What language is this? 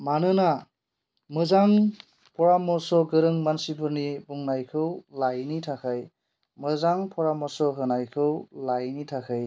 Bodo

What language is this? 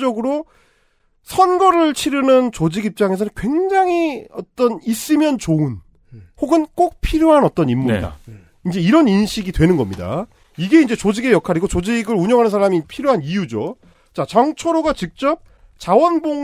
Korean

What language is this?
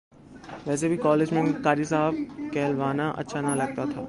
Urdu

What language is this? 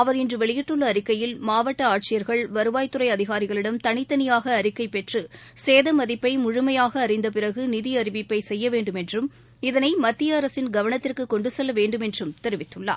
Tamil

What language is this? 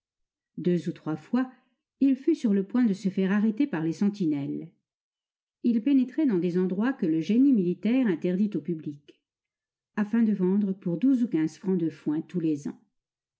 French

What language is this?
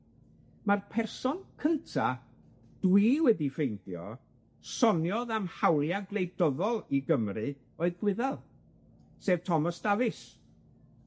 Welsh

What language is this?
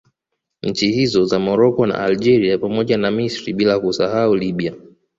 Swahili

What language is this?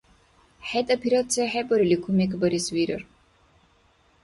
Dargwa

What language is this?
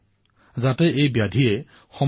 Assamese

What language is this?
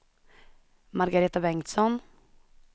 Swedish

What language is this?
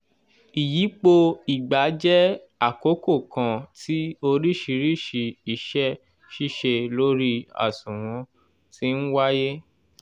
Yoruba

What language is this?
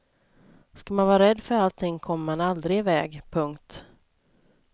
Swedish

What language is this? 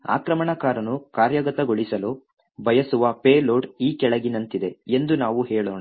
Kannada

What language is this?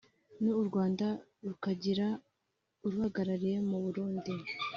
Kinyarwanda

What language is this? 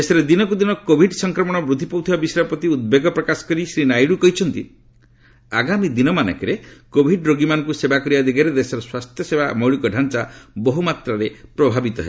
Odia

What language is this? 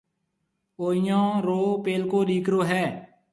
Marwari (Pakistan)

